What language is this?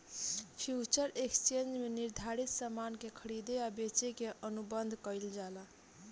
Bhojpuri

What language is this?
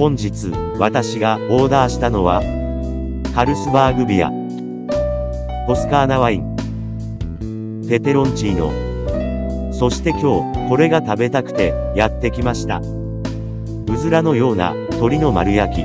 Japanese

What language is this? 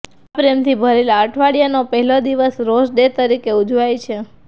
Gujarati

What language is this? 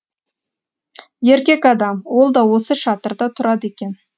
Kazakh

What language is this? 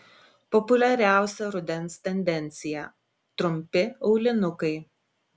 Lithuanian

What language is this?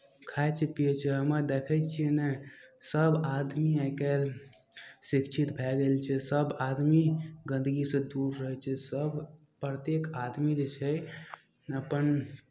Maithili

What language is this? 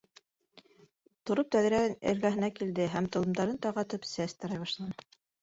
Bashkir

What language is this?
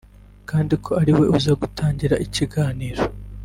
Kinyarwanda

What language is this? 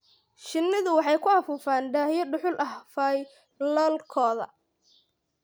Somali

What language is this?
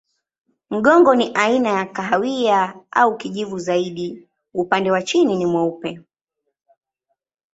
Swahili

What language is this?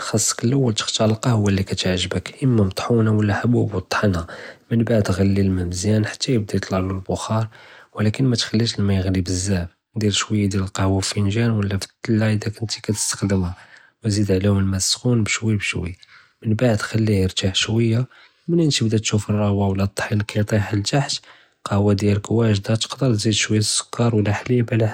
Judeo-Arabic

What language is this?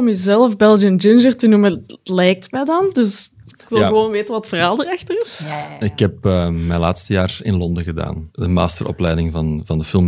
Dutch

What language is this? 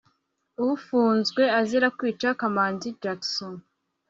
Kinyarwanda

